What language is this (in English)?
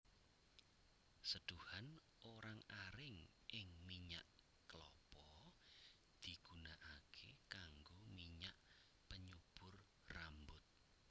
Javanese